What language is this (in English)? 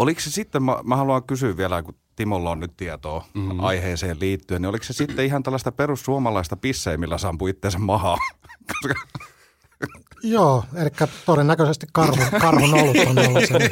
Finnish